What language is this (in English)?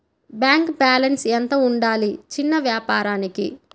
Telugu